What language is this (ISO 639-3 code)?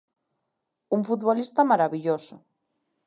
glg